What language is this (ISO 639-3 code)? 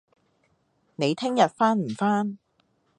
yue